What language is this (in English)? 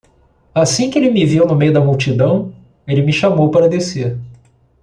Portuguese